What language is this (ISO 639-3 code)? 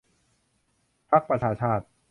tha